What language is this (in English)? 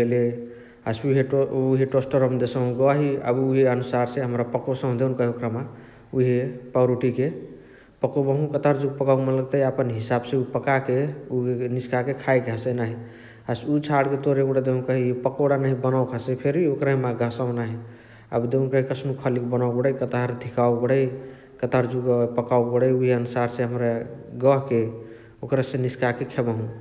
Chitwania Tharu